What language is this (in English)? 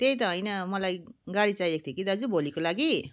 Nepali